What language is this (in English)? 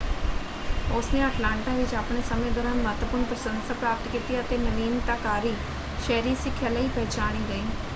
Punjabi